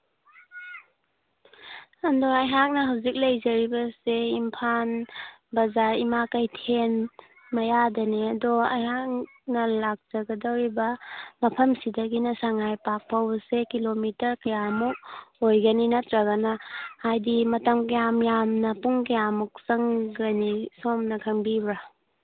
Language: Manipuri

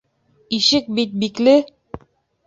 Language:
Bashkir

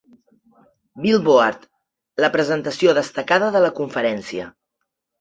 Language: Catalan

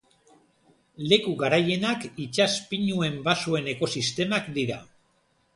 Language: Basque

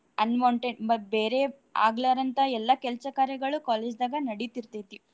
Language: Kannada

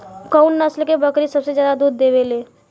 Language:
Bhojpuri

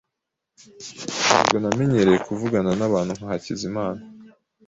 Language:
Kinyarwanda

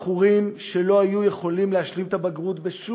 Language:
Hebrew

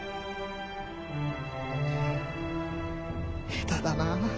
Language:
Japanese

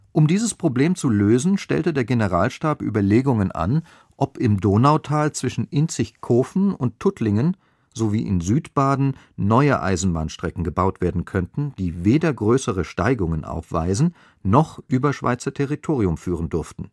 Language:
German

